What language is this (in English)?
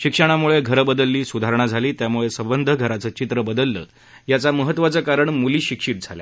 Marathi